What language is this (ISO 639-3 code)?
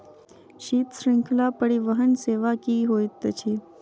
mai